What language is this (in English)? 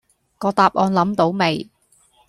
Cantonese